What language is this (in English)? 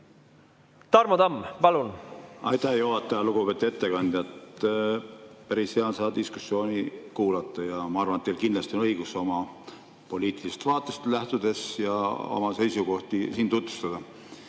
Estonian